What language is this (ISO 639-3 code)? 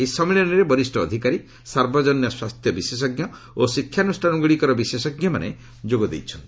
ori